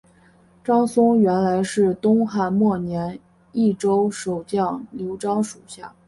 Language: Chinese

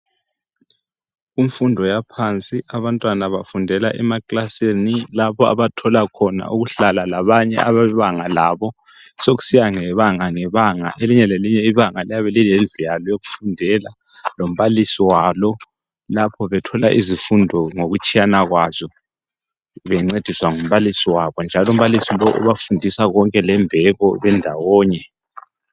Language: North Ndebele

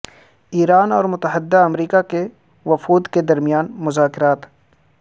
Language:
Urdu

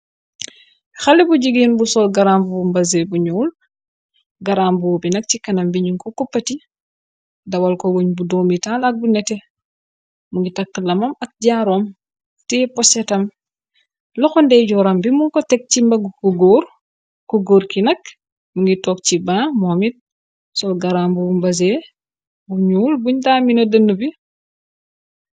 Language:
Wolof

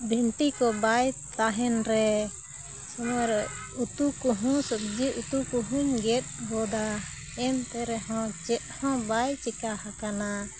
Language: Santali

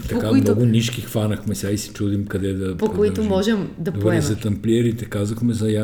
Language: Bulgarian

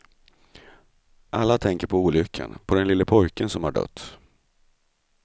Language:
Swedish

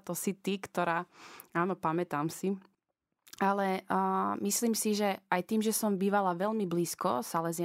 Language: Slovak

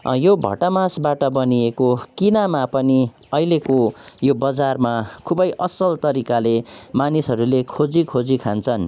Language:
Nepali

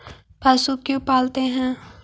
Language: Magahi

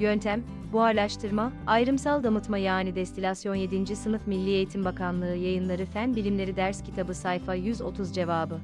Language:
Turkish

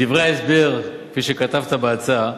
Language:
Hebrew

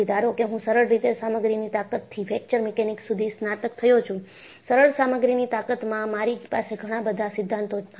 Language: Gujarati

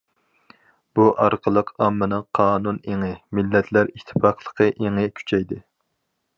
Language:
Uyghur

